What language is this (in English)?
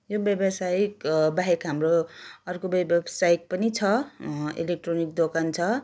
Nepali